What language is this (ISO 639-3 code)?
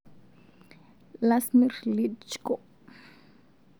mas